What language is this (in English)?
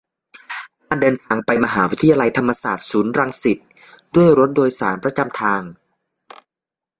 Thai